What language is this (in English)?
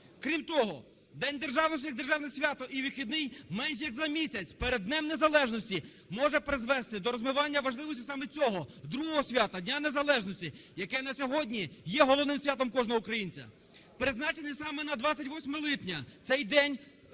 Ukrainian